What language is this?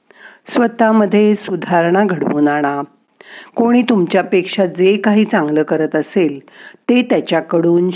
Marathi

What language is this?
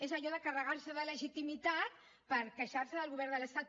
Catalan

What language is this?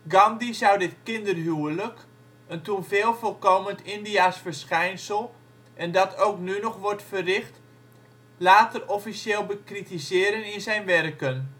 Dutch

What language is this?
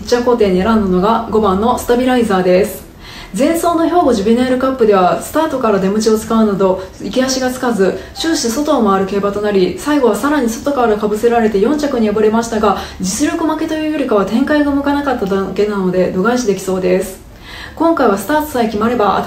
Japanese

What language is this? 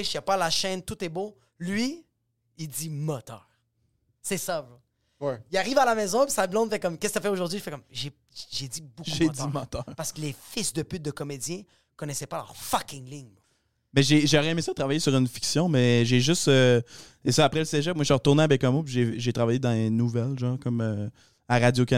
French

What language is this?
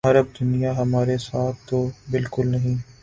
Urdu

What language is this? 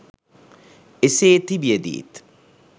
Sinhala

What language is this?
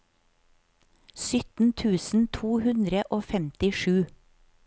Norwegian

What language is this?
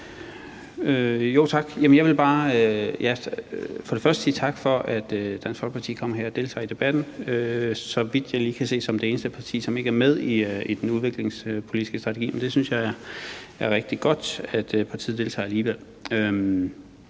Danish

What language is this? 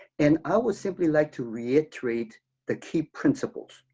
English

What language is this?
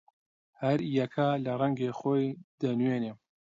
Central Kurdish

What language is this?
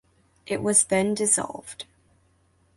English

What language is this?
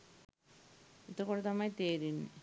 Sinhala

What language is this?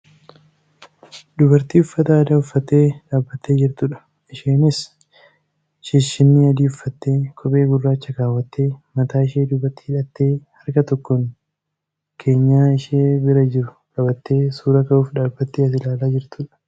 Oromo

